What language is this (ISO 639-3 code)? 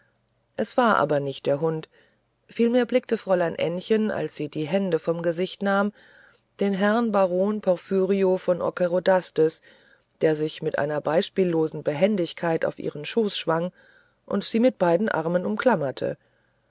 deu